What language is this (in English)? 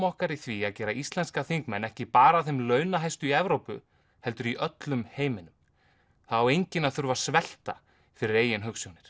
Icelandic